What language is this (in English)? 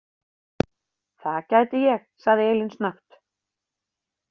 Icelandic